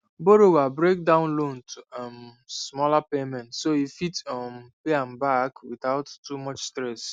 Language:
Nigerian Pidgin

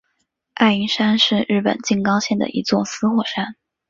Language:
Chinese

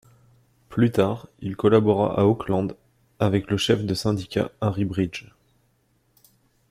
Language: French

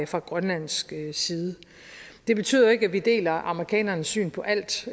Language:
Danish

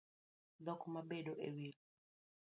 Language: Luo (Kenya and Tanzania)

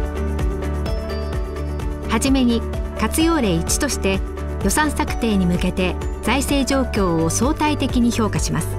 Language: Japanese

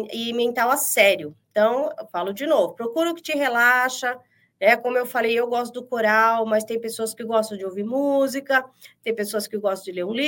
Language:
Portuguese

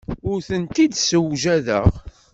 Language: Kabyle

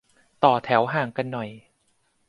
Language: Thai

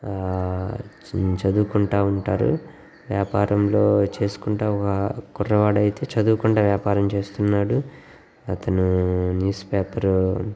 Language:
Telugu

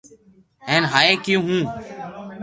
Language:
Loarki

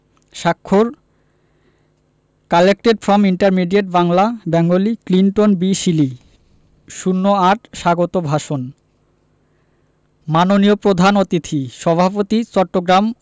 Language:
Bangla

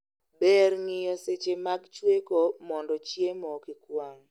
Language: Luo (Kenya and Tanzania)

